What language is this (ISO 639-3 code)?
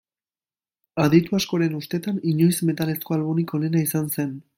eus